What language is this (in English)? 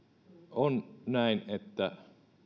Finnish